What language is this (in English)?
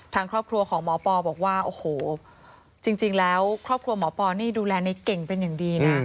Thai